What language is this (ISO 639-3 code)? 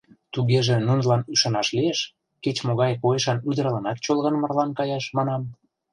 chm